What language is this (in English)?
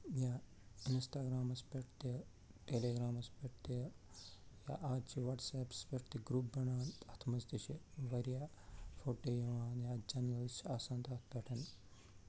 Kashmiri